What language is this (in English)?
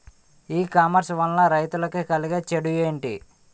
Telugu